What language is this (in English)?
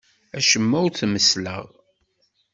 Kabyle